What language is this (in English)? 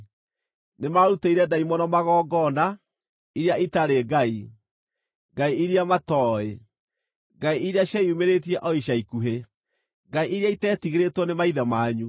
Kikuyu